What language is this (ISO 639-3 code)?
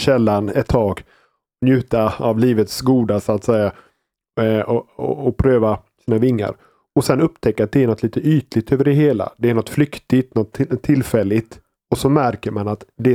swe